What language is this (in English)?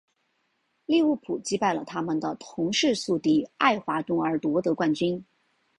Chinese